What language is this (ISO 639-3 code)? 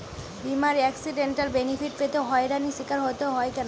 ben